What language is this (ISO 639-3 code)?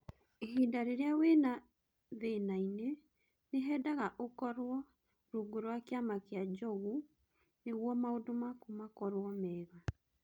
kik